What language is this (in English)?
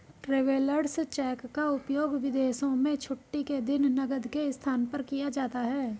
Hindi